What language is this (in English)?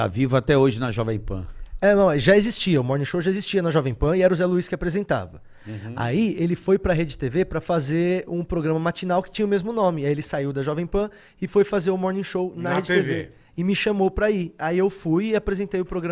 Portuguese